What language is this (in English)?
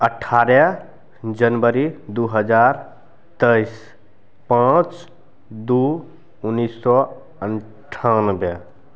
Maithili